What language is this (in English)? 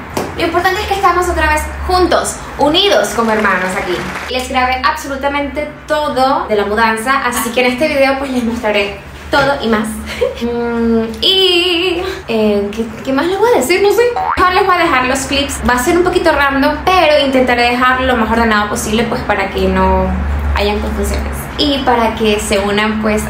Spanish